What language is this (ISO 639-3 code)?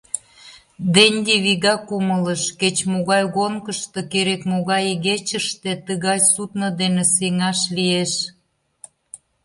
chm